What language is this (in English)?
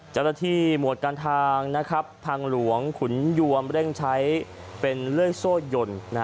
Thai